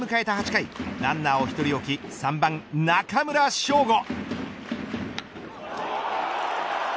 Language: Japanese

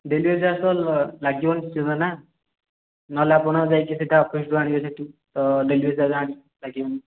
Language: Odia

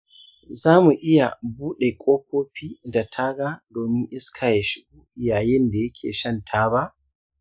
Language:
Hausa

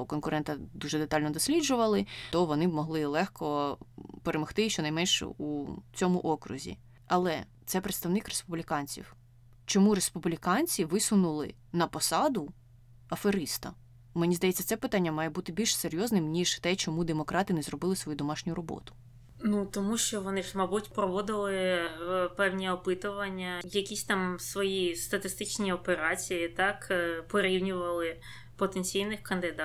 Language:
Ukrainian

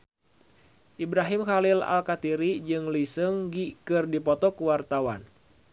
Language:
Sundanese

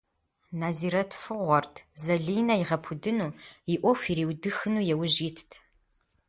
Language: Kabardian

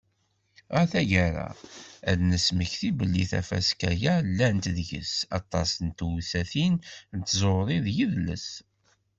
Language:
Kabyle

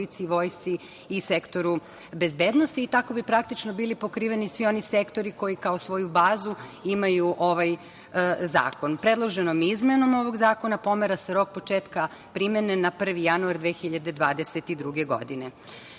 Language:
Serbian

